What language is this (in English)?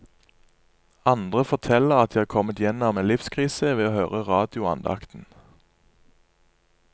Norwegian